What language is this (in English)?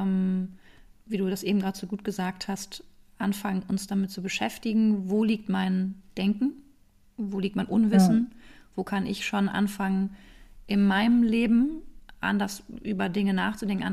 German